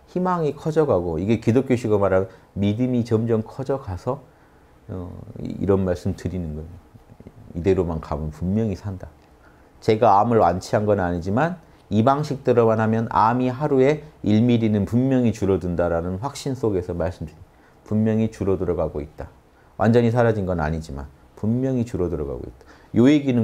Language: Korean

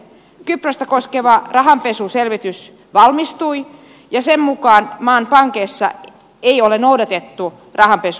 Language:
Finnish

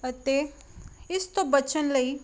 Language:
Punjabi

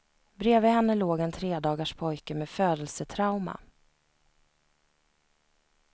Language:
Swedish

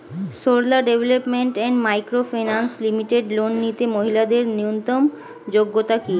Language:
Bangla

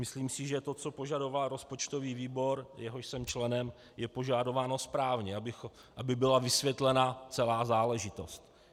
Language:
Czech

